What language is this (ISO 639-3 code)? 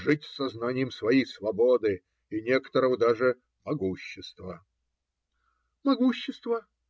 rus